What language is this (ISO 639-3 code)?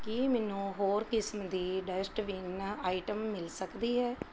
pan